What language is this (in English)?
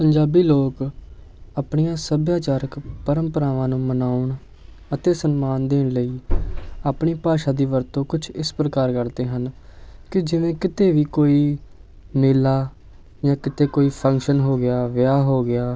Punjabi